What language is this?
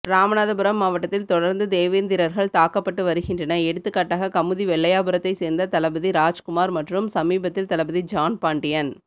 Tamil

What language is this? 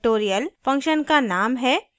Hindi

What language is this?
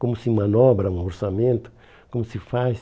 Portuguese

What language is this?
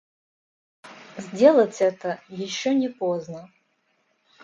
Russian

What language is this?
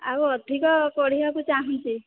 Odia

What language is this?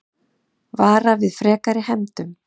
Icelandic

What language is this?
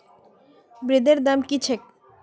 Magahi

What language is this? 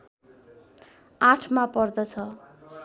Nepali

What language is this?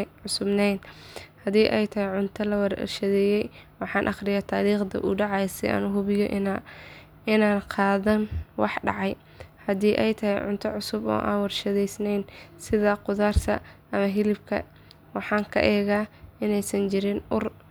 Somali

